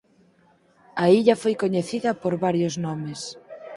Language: Galician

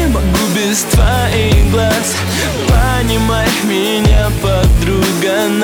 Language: Russian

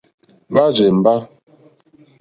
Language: Mokpwe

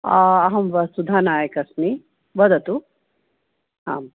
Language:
Sanskrit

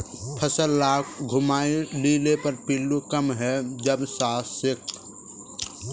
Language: Magahi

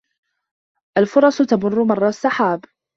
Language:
Arabic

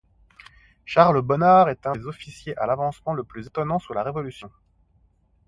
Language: French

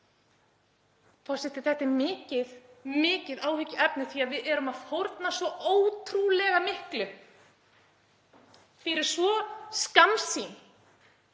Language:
Icelandic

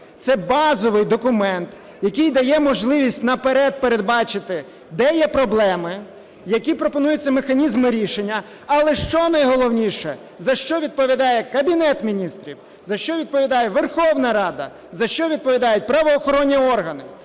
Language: Ukrainian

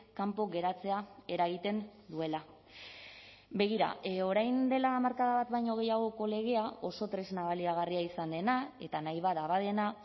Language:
Basque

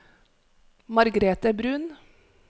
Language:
Norwegian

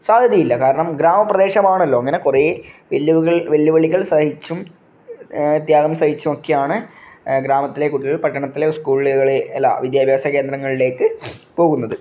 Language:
Malayalam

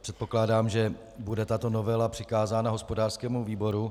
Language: Czech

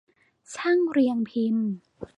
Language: Thai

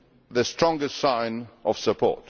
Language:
English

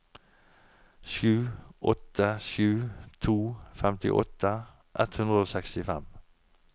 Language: Norwegian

